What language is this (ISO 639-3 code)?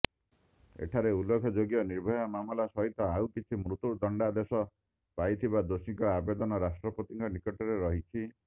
ori